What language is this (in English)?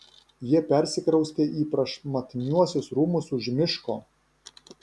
Lithuanian